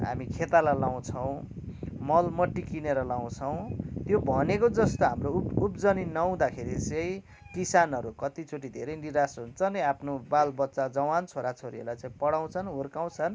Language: Nepali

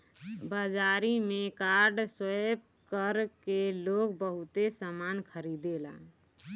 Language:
Bhojpuri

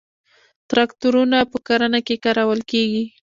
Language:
Pashto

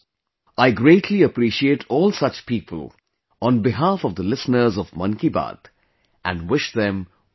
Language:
English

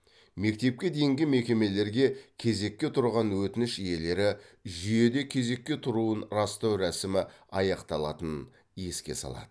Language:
Kazakh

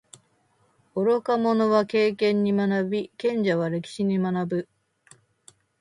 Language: Japanese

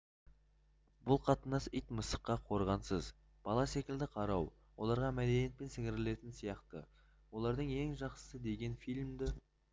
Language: Kazakh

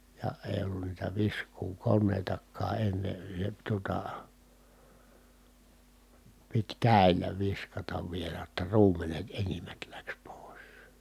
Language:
Finnish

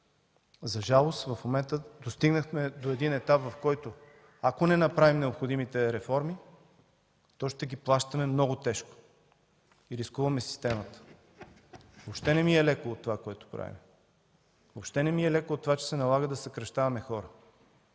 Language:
Bulgarian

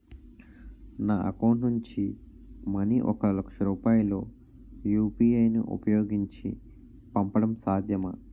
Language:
Telugu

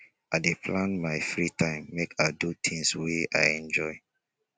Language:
Nigerian Pidgin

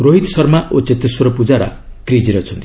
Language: Odia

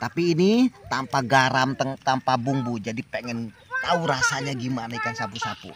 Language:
Indonesian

